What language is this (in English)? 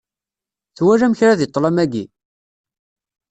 Kabyle